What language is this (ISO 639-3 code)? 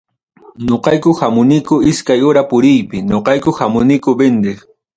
quy